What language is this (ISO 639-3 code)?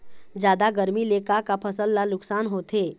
hne